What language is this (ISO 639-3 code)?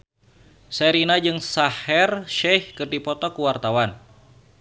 sun